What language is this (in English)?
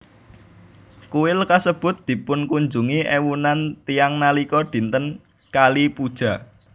Javanese